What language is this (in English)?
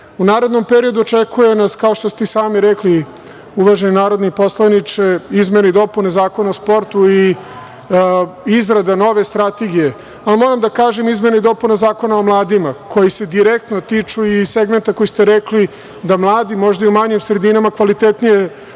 Serbian